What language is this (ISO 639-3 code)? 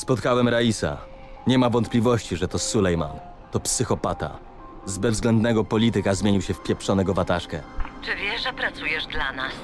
pol